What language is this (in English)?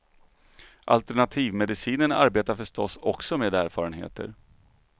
Swedish